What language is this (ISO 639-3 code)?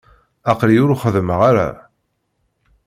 kab